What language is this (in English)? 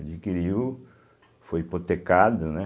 Portuguese